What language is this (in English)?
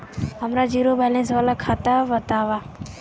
Bhojpuri